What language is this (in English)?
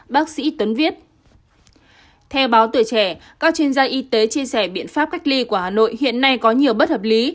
Vietnamese